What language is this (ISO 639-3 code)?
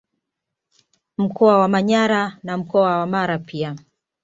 swa